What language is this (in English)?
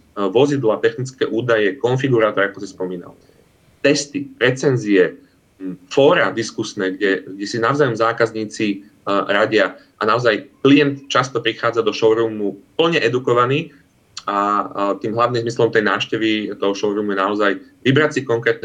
Slovak